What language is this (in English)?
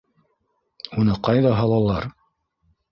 Bashkir